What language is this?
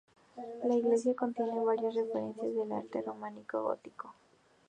Spanish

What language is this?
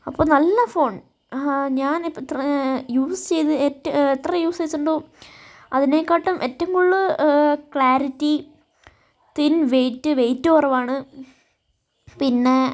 Malayalam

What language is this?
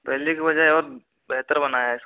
Hindi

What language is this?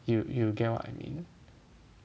English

